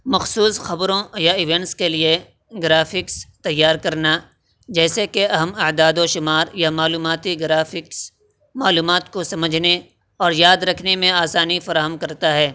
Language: Urdu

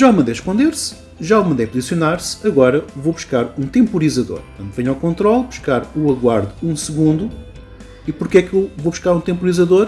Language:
Portuguese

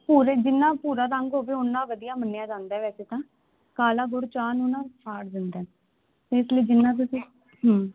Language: Punjabi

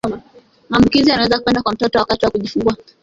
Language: Swahili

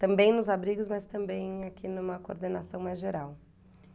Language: Portuguese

